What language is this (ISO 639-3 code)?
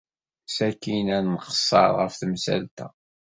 kab